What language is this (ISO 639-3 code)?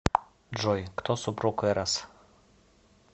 rus